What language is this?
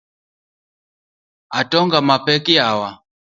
Luo (Kenya and Tanzania)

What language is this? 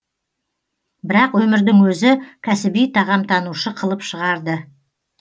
Kazakh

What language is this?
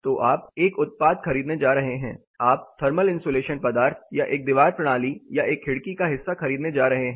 Hindi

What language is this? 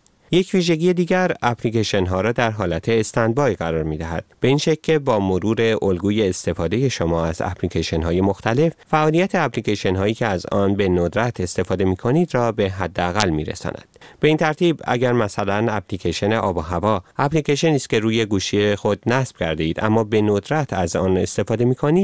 Persian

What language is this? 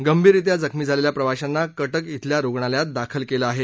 Marathi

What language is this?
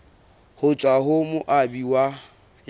Southern Sotho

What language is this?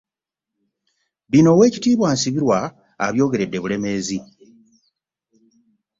Ganda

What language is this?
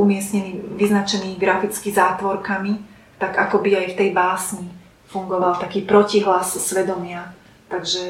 Slovak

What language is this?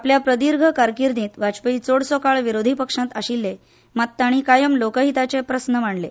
Konkani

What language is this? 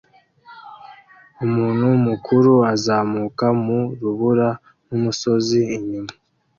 Kinyarwanda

